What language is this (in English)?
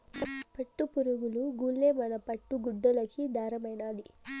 Telugu